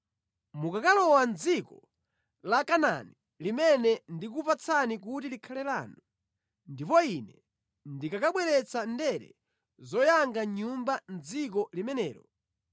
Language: Nyanja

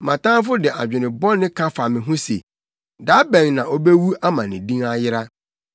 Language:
Akan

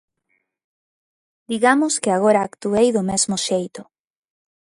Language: Galician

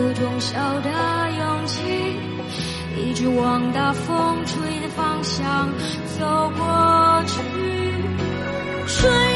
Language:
Chinese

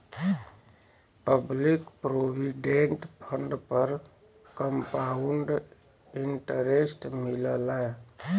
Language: Bhojpuri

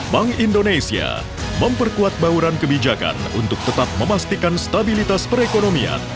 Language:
Indonesian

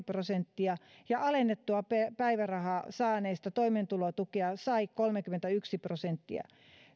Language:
Finnish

